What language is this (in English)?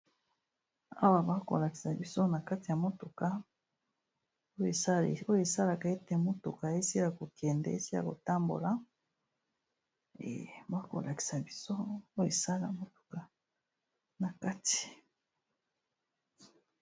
Lingala